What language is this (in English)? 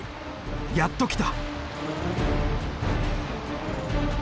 Japanese